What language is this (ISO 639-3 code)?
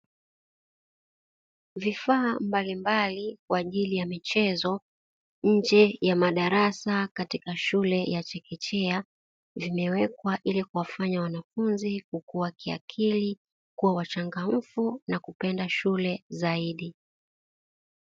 swa